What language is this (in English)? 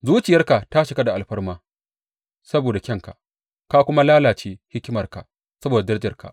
Hausa